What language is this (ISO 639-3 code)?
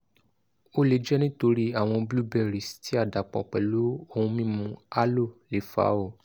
yor